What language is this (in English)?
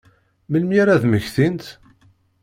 Kabyle